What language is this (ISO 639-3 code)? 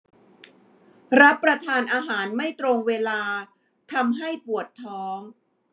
tha